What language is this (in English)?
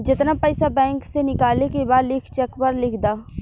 Bhojpuri